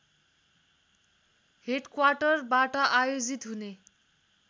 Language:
Nepali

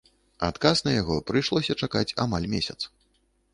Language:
Belarusian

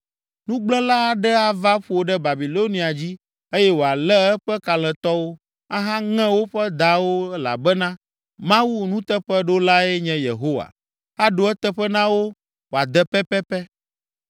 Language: Ewe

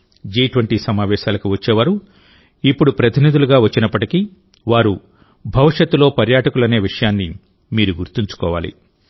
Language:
Telugu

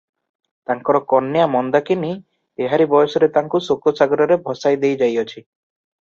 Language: Odia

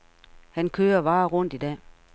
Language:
Danish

